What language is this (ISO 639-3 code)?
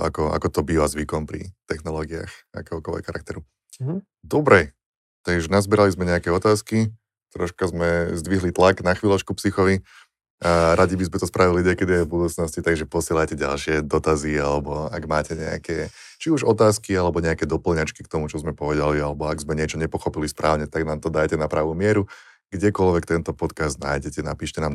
slk